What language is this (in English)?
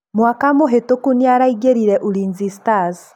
Kikuyu